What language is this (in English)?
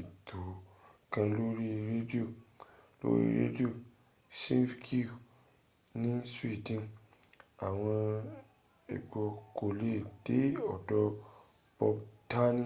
Yoruba